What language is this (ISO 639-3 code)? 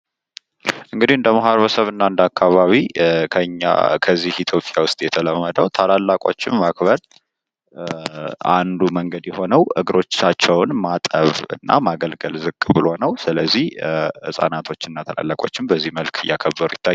amh